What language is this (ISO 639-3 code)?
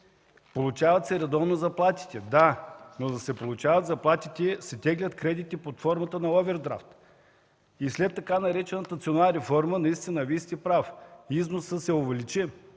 bul